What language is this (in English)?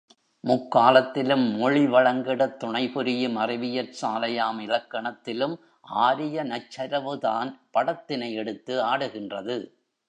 Tamil